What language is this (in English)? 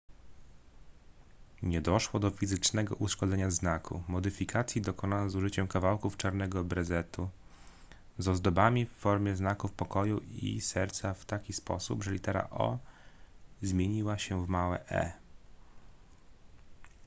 Polish